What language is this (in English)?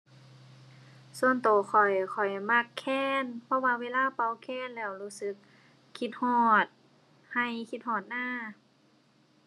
Thai